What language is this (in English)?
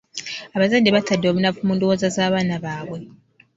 Ganda